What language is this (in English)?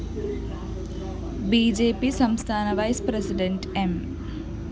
Malayalam